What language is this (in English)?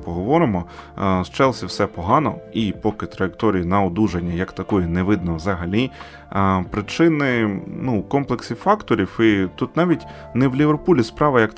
Ukrainian